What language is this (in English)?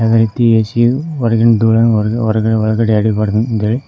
Kannada